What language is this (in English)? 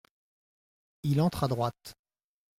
French